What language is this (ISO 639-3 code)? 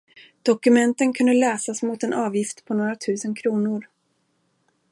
swe